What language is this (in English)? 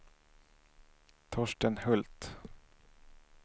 Swedish